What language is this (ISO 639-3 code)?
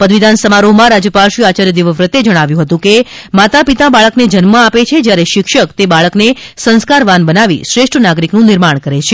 guj